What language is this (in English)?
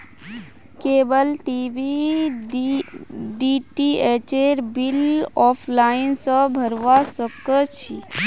Magahi